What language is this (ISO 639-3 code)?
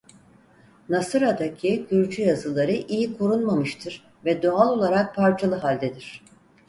tur